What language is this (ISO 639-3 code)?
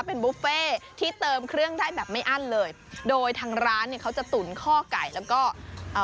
tha